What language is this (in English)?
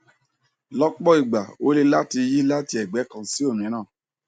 Yoruba